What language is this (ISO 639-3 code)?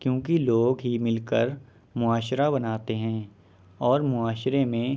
urd